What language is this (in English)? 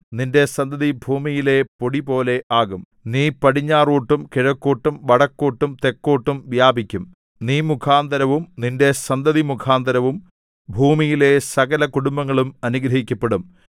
Malayalam